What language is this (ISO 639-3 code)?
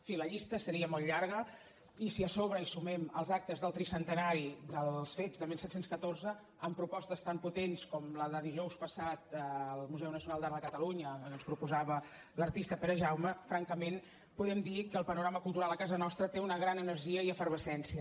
cat